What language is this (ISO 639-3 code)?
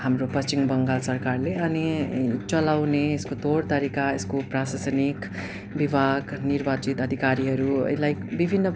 nep